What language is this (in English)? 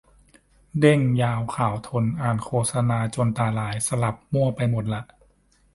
Thai